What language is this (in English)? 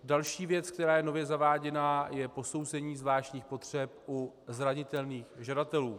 Czech